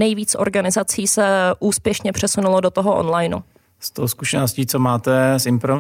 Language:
Czech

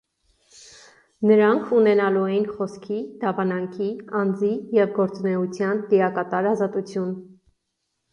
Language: Armenian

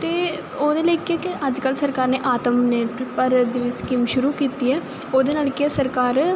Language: Punjabi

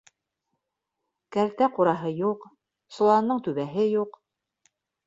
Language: Bashkir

